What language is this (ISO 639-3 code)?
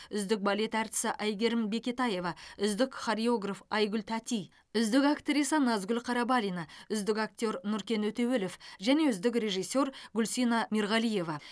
kaz